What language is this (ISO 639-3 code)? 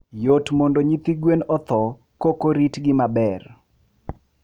luo